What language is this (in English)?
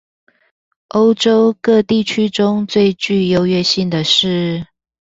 Chinese